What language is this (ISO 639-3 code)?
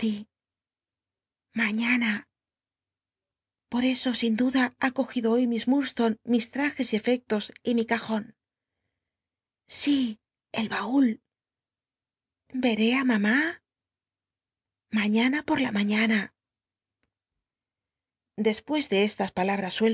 spa